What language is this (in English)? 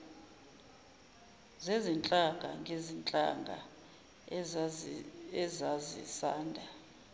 Zulu